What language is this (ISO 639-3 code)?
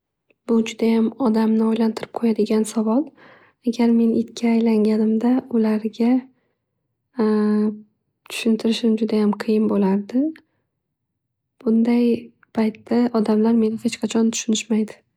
uzb